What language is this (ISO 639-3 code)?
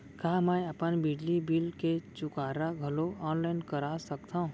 hne